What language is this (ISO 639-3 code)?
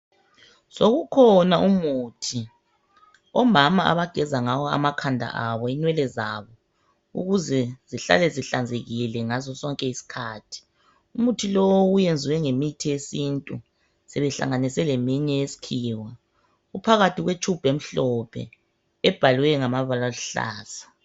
nde